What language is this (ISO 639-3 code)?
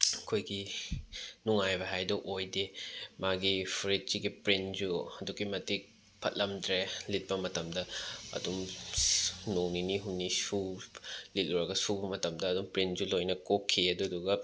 mni